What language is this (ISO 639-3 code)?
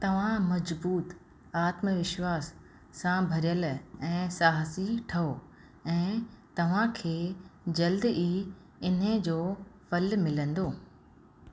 snd